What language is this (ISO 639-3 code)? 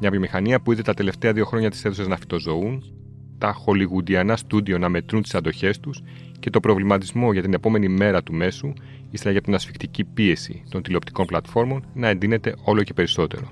ell